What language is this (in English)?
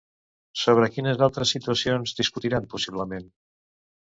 Catalan